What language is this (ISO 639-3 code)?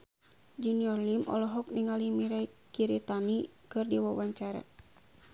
sun